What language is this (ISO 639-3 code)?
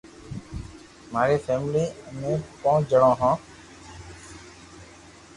lrk